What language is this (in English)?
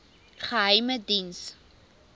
Afrikaans